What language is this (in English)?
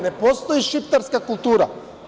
Serbian